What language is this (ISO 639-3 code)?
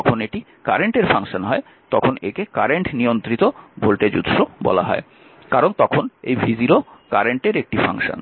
ben